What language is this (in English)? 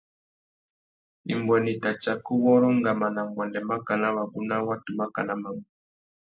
Tuki